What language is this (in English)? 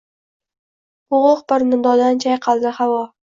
Uzbek